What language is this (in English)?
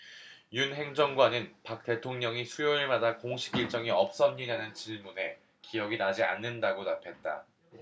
Korean